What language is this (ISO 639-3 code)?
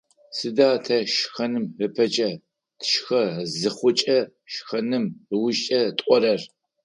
ady